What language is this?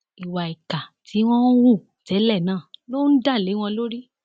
Yoruba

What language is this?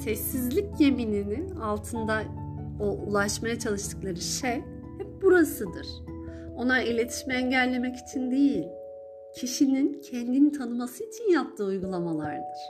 Turkish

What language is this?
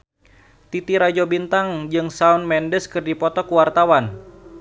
Sundanese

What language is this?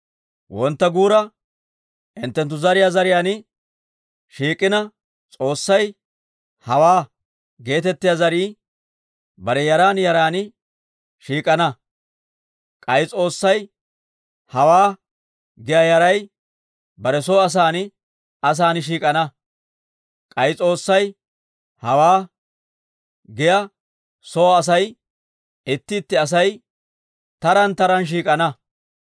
Dawro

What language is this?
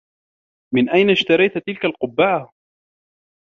Arabic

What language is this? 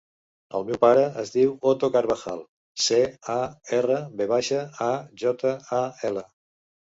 Catalan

